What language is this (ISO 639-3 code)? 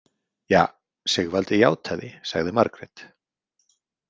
isl